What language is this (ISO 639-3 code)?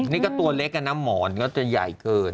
tha